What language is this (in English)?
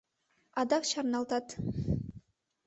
Mari